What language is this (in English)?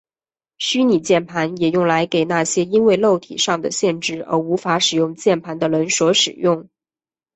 Chinese